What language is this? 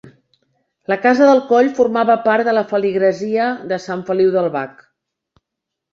Catalan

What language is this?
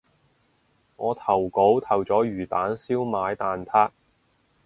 Cantonese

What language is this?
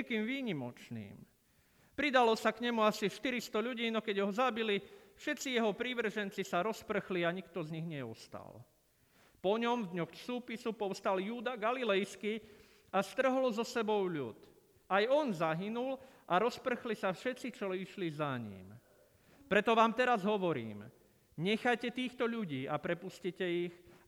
Slovak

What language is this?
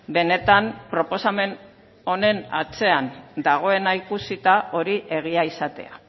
Basque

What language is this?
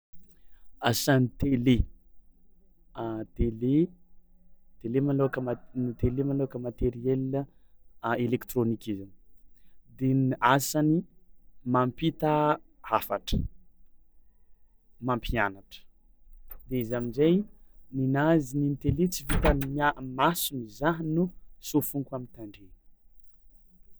Tsimihety Malagasy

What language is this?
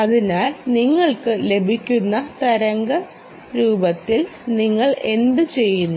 Malayalam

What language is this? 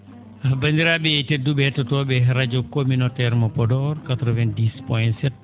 Fula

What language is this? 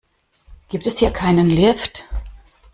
German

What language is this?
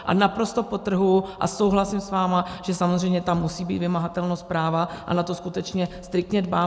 Czech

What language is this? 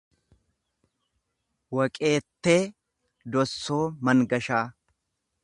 Oromo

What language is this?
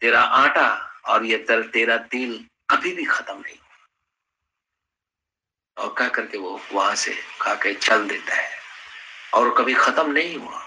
Hindi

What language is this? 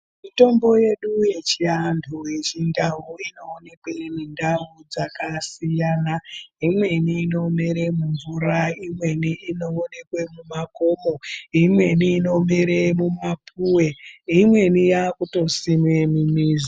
Ndau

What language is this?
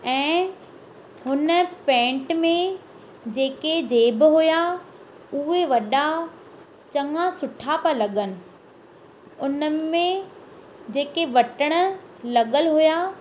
Sindhi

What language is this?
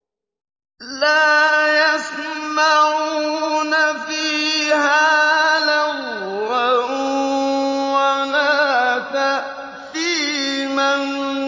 Arabic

